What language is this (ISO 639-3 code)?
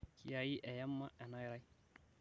mas